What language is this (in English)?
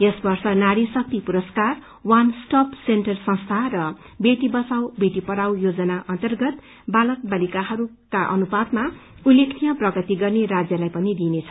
Nepali